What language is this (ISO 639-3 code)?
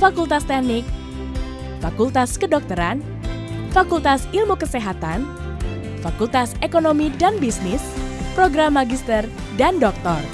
ind